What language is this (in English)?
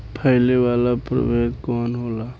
Bhojpuri